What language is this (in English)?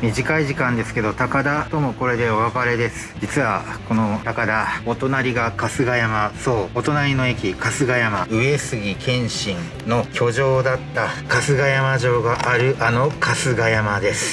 Japanese